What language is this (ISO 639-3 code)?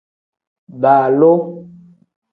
kdh